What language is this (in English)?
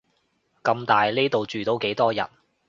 Cantonese